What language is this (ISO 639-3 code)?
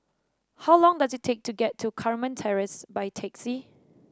eng